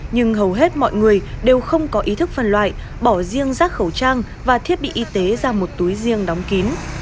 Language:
Vietnamese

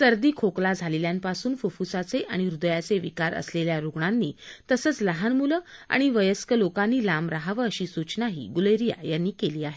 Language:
Marathi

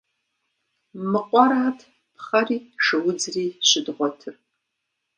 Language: Kabardian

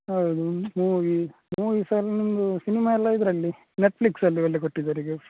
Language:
Kannada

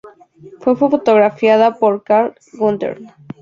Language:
Spanish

